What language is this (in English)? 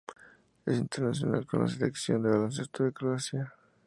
Spanish